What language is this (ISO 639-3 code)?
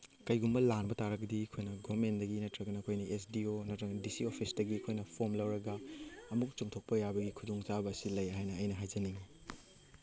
mni